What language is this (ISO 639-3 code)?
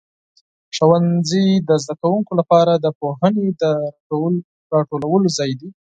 pus